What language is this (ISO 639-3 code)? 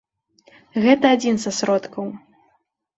bel